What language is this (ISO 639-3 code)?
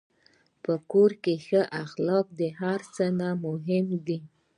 pus